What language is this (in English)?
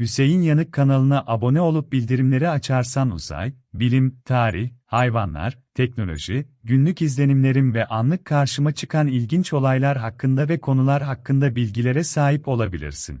Turkish